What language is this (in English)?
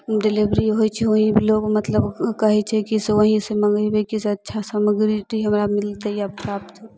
Maithili